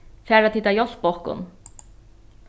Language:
Faroese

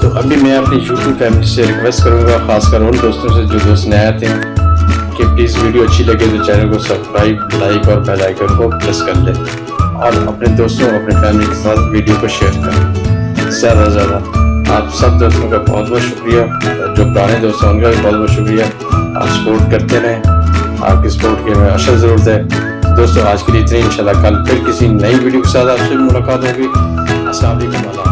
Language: Urdu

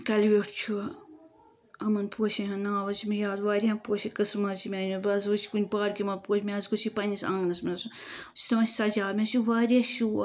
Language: Kashmiri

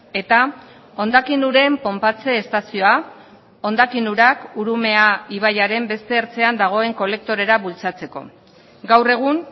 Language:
Basque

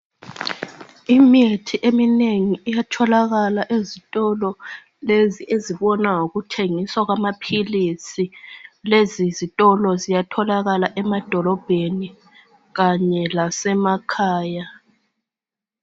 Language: North Ndebele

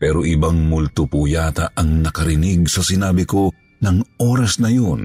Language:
Filipino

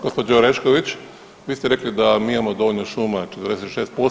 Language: Croatian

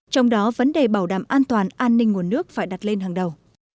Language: Vietnamese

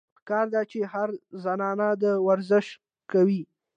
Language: Pashto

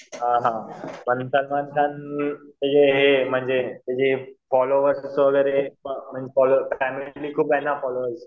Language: Marathi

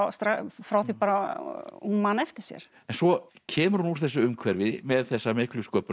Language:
Icelandic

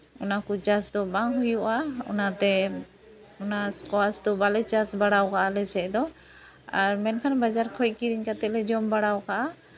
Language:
Santali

